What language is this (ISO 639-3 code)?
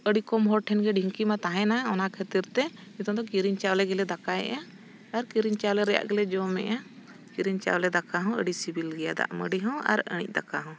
sat